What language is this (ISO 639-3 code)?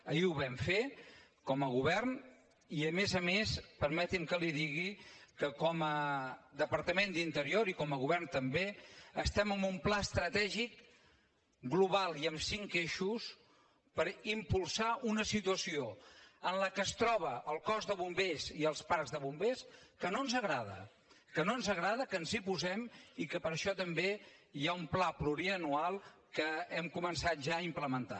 cat